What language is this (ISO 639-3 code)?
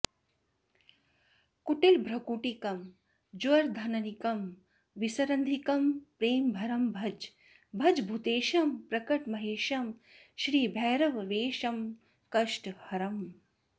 san